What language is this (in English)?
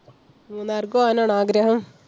Malayalam